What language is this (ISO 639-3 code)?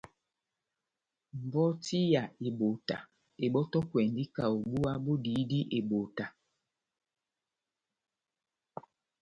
bnm